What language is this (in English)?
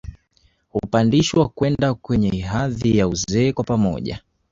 Swahili